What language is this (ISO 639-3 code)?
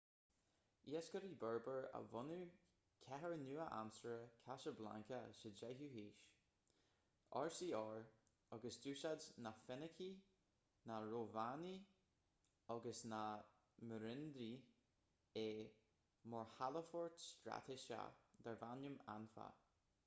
gle